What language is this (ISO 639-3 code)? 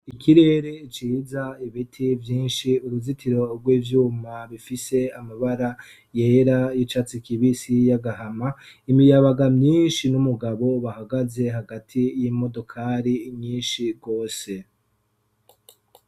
run